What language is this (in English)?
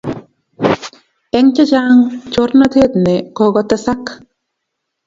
Kalenjin